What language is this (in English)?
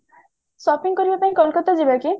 Odia